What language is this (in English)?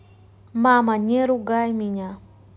Russian